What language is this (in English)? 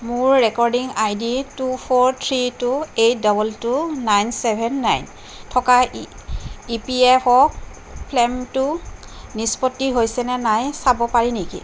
Assamese